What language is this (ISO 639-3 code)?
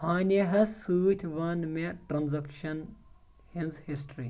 kas